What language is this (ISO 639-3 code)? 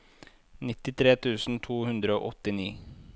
nor